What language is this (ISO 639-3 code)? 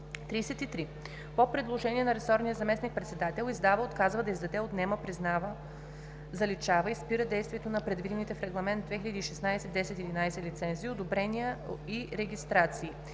bul